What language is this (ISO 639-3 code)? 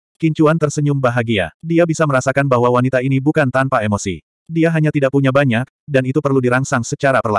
ind